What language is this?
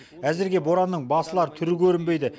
Kazakh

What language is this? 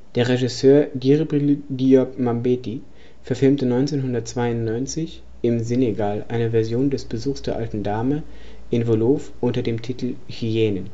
German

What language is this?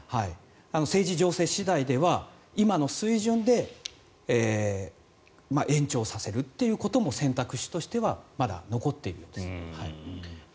Japanese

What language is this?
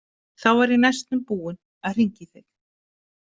Icelandic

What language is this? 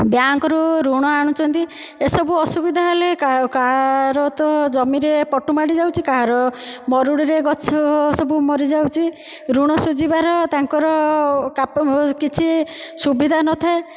Odia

